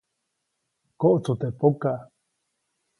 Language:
Copainalá Zoque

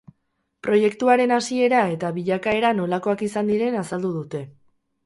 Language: Basque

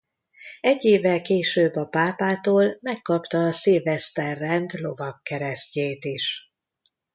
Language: Hungarian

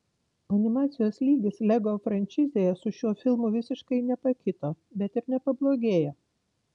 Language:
Lithuanian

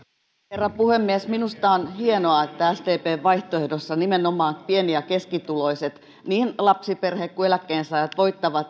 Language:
Finnish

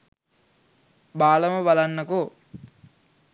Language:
Sinhala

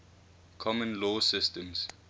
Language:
English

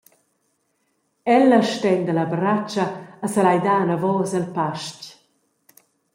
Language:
Romansh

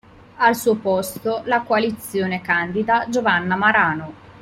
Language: Italian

